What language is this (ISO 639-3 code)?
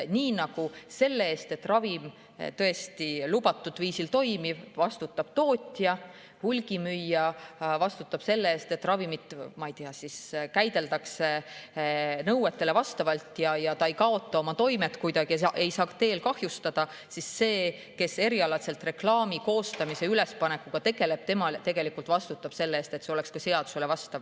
est